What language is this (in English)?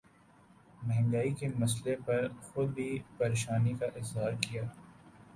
Urdu